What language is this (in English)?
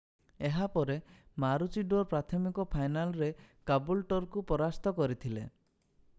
Odia